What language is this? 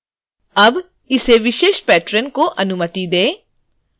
Hindi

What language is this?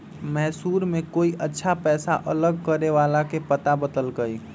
Magahi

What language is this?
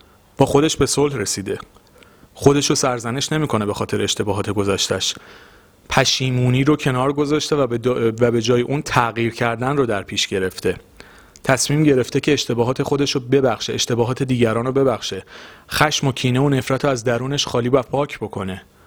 Persian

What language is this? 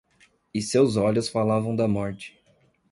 Portuguese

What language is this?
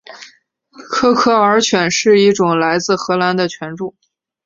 Chinese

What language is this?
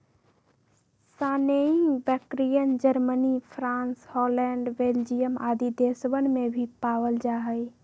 Magahi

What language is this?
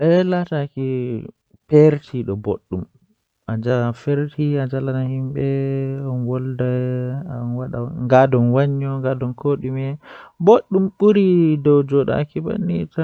Western Niger Fulfulde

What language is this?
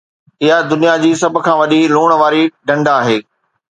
Sindhi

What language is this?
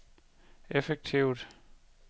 Danish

